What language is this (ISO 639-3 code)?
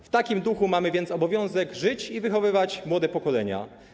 pol